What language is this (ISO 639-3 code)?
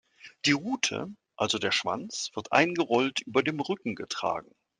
deu